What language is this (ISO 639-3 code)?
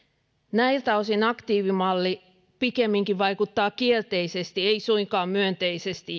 fin